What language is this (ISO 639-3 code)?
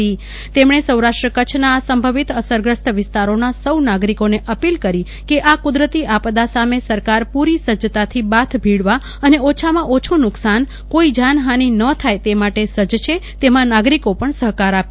guj